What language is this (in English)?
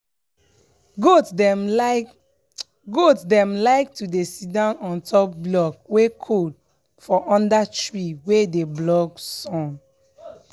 Nigerian Pidgin